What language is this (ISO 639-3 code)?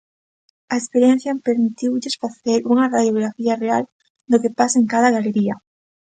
glg